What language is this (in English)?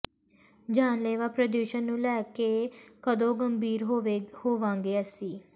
Punjabi